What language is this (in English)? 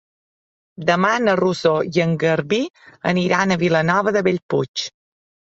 Catalan